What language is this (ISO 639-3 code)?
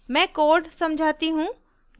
hin